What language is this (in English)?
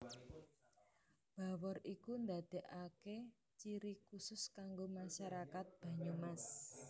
Javanese